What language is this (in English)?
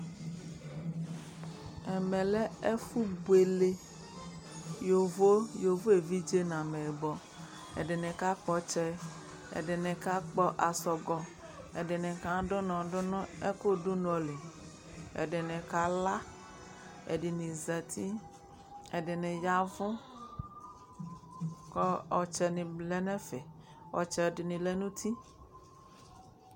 Ikposo